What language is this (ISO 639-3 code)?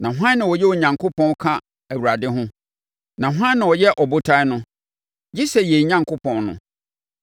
aka